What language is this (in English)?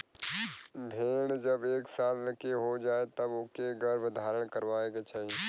Bhojpuri